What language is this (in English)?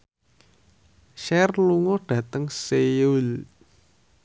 Javanese